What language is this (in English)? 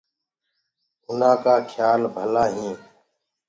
Gurgula